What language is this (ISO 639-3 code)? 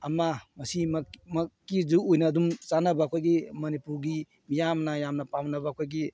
mni